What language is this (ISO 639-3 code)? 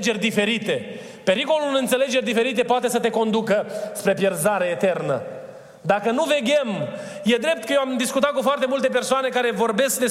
ron